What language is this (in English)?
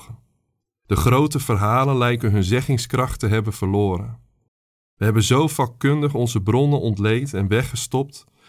Dutch